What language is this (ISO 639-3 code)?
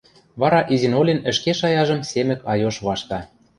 mrj